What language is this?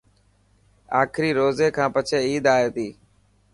Dhatki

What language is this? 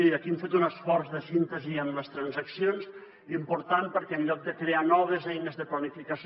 Catalan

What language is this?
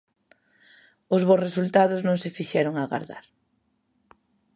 Galician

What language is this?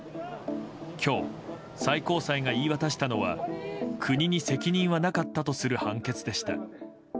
Japanese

